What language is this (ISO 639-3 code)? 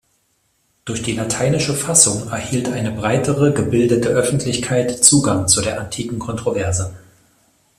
deu